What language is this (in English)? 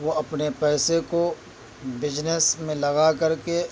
Urdu